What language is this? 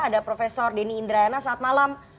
Indonesian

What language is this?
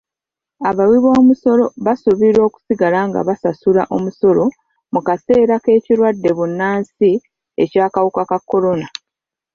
Ganda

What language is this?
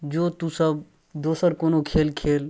Maithili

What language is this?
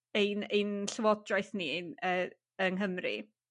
Welsh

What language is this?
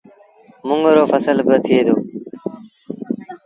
Sindhi Bhil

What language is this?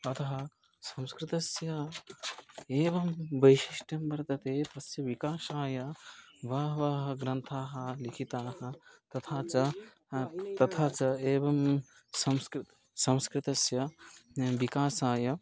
Sanskrit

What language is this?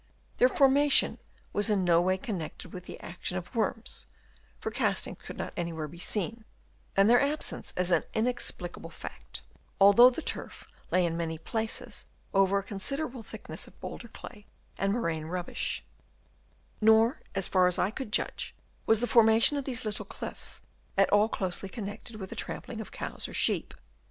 English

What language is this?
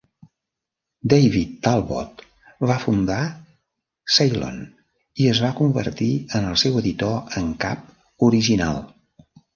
Catalan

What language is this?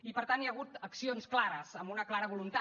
Catalan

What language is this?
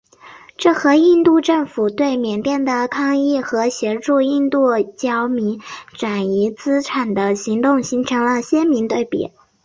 Chinese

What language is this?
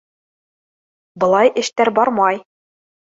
Bashkir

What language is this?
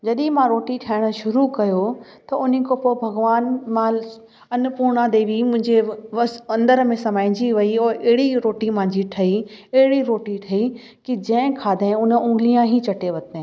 Sindhi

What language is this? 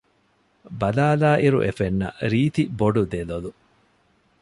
Divehi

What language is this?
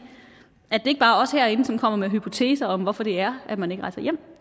Danish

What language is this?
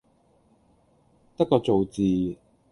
Cantonese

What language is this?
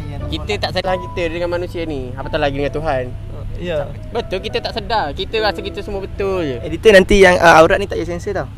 Malay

